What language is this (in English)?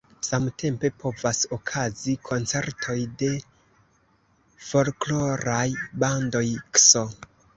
Esperanto